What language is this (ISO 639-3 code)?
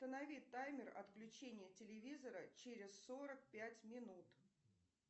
rus